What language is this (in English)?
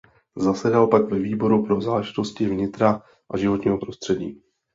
Czech